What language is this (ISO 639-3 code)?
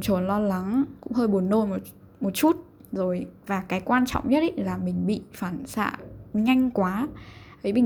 vie